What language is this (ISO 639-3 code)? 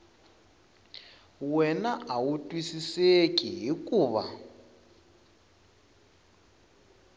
tso